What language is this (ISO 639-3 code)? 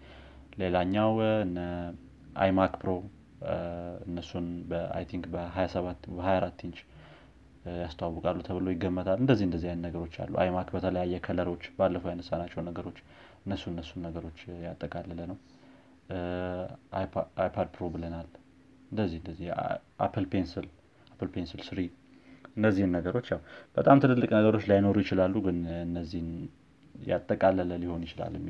amh